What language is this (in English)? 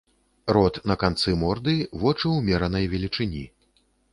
Belarusian